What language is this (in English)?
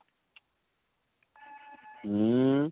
Odia